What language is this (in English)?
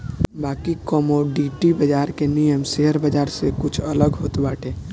Bhojpuri